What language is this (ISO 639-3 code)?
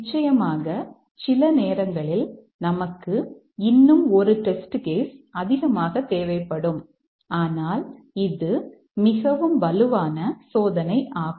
tam